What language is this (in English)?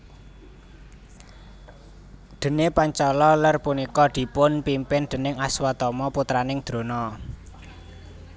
Javanese